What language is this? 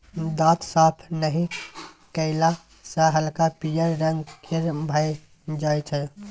Maithili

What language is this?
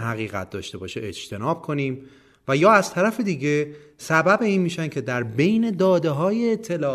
Persian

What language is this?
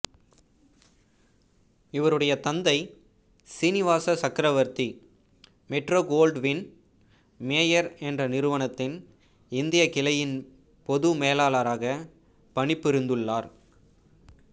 Tamil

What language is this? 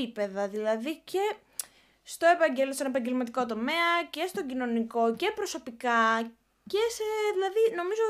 Greek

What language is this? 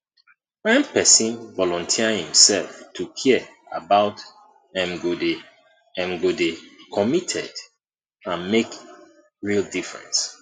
Nigerian Pidgin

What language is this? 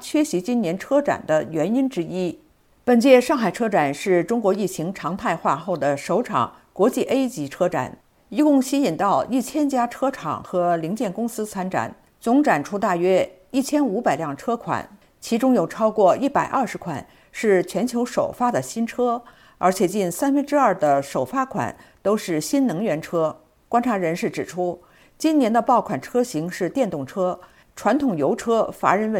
Chinese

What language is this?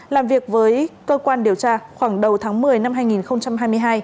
Vietnamese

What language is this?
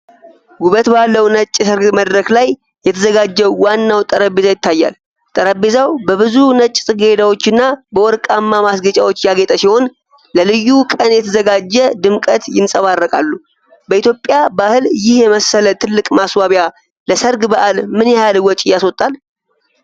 Amharic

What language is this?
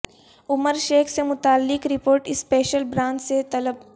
Urdu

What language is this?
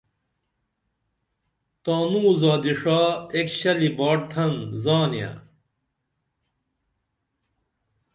Dameli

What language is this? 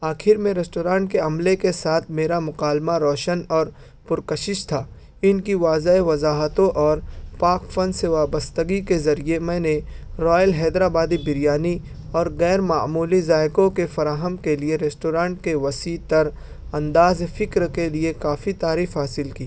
Urdu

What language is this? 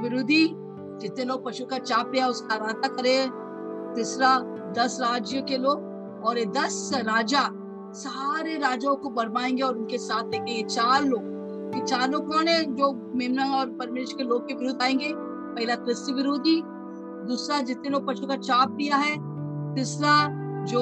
Hindi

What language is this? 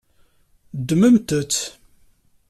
Kabyle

